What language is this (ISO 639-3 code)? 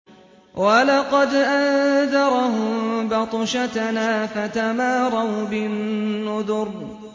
ara